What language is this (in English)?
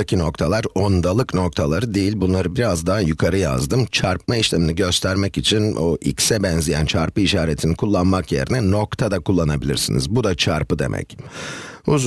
Turkish